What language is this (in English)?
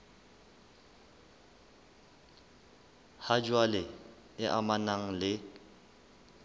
Southern Sotho